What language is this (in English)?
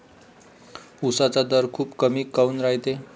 Marathi